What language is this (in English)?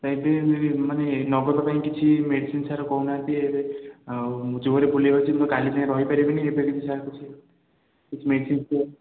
Odia